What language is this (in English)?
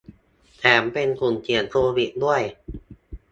Thai